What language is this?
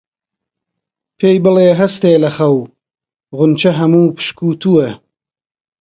Central Kurdish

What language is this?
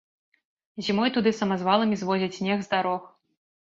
Belarusian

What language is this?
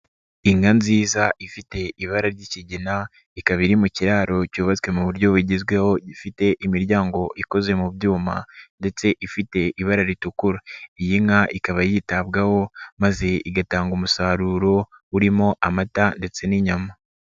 Kinyarwanda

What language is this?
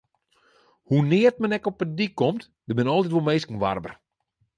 Western Frisian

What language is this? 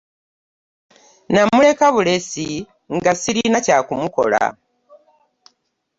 Ganda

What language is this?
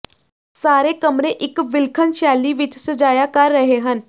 Punjabi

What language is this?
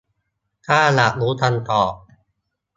Thai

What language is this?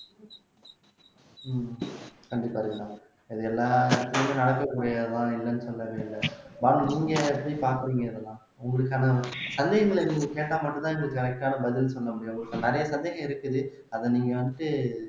Tamil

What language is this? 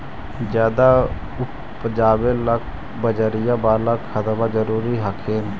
Magahi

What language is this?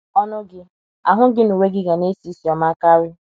Igbo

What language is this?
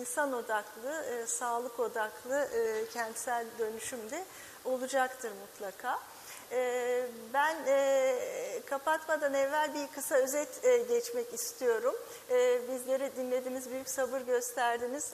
Turkish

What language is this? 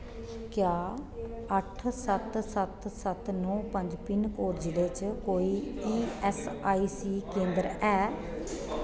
Dogri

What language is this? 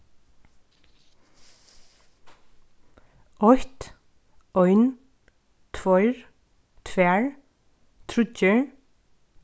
Faroese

